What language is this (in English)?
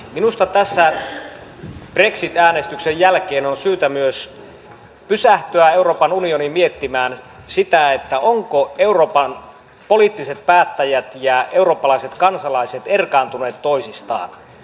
Finnish